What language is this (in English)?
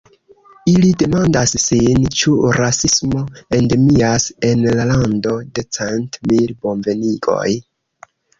Esperanto